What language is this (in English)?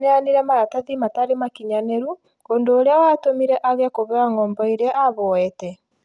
Kikuyu